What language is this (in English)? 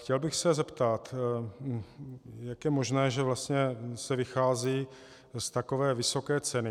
Czech